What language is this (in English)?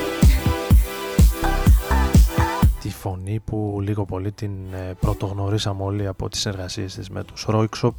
Greek